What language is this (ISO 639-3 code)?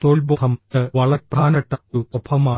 mal